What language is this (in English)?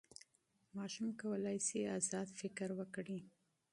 Pashto